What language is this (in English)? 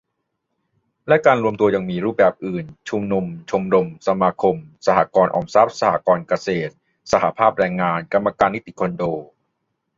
Thai